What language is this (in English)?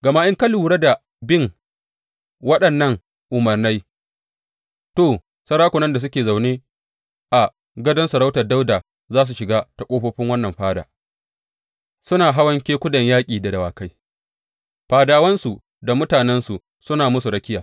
Hausa